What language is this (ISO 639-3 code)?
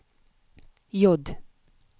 nor